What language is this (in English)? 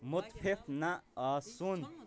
Kashmiri